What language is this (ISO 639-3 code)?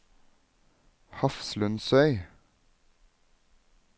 nor